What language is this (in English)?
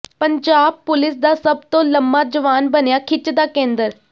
Punjabi